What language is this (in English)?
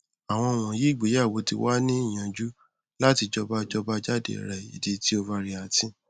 Yoruba